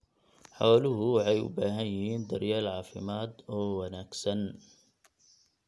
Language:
Somali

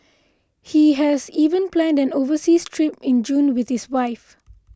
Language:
English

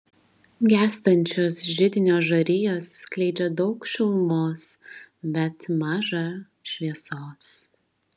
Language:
Lithuanian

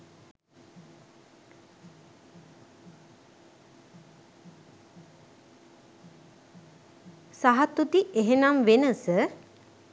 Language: Sinhala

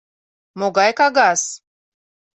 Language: Mari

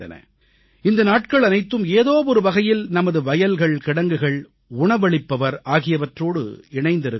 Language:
Tamil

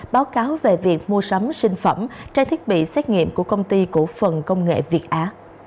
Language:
Vietnamese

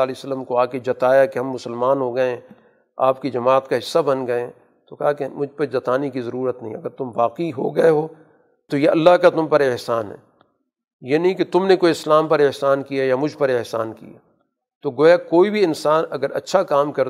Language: Urdu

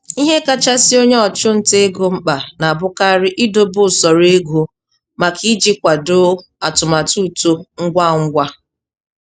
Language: Igbo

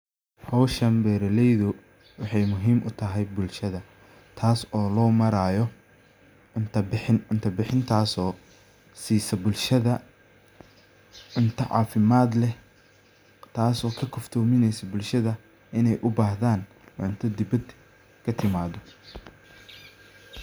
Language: Somali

